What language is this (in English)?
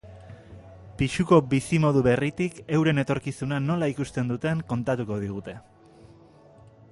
Basque